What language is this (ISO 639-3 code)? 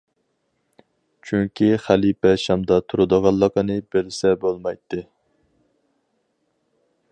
uig